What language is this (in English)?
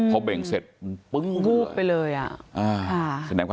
Thai